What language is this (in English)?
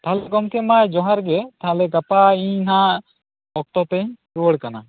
Santali